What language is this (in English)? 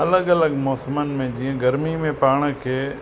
Sindhi